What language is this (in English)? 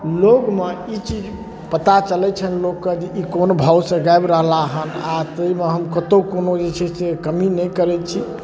Maithili